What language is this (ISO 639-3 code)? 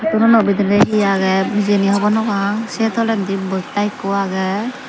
ccp